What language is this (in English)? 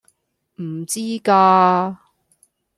Cantonese